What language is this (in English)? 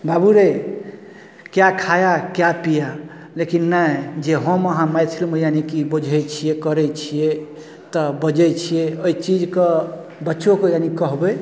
Maithili